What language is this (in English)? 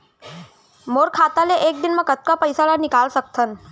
Chhattisgarhi